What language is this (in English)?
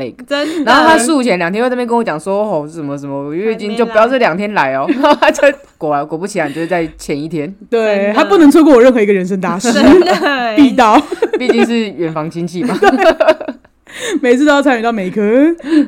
Chinese